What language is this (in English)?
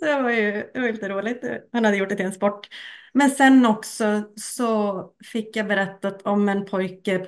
Swedish